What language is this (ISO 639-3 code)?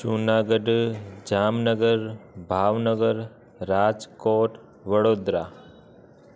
snd